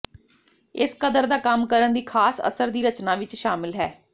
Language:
Punjabi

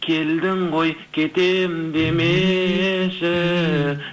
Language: Kazakh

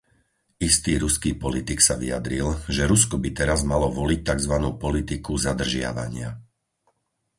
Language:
Slovak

